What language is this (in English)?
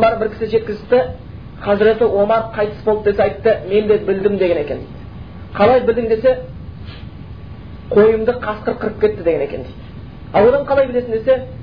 Bulgarian